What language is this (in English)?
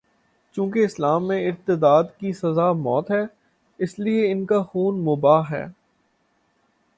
Urdu